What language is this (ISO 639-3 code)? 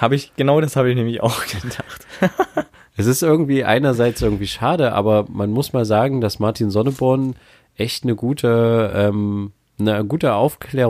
deu